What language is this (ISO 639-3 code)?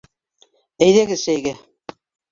bak